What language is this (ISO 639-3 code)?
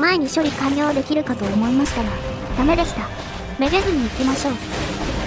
jpn